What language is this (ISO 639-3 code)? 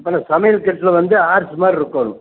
tam